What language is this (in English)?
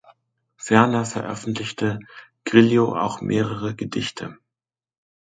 German